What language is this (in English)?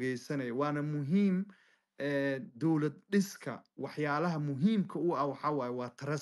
Arabic